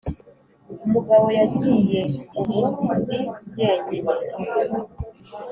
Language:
Kinyarwanda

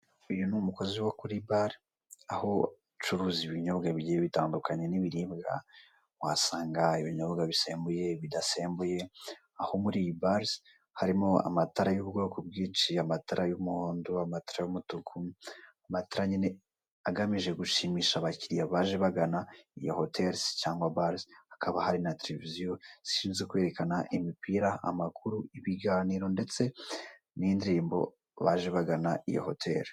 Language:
Kinyarwanda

